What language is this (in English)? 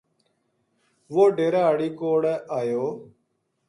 Gujari